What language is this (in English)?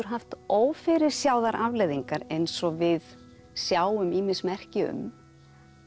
Icelandic